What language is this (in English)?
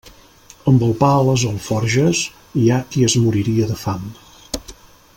Catalan